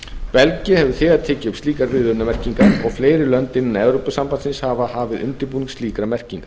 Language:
Icelandic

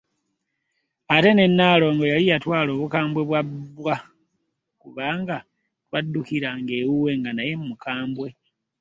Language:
Ganda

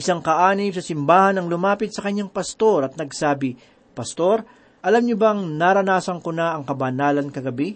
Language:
Filipino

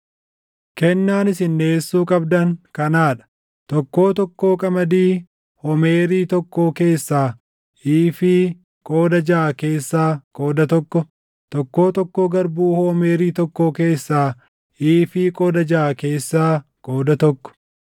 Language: Oromo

